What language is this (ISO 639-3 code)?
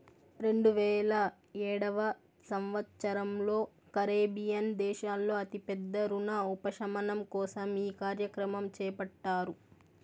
tel